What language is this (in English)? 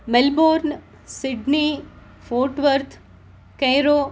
Sanskrit